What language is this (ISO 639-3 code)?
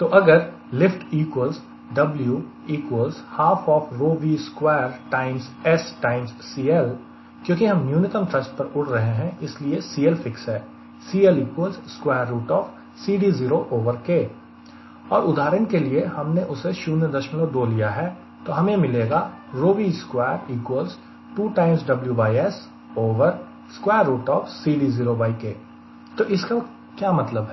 hin